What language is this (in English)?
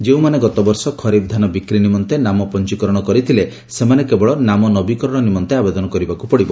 Odia